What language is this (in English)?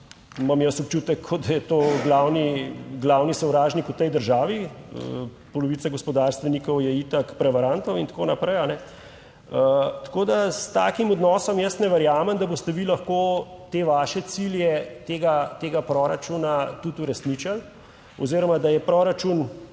Slovenian